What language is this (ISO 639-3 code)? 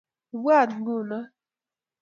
kln